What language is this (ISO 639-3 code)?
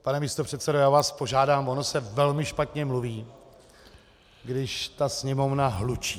ces